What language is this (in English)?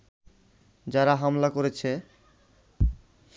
Bangla